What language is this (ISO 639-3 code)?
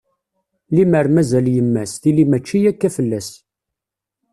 kab